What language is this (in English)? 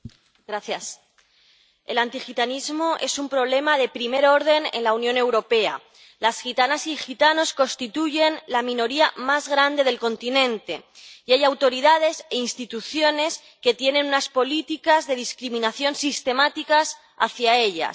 Spanish